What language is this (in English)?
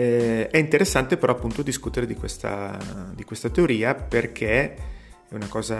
Italian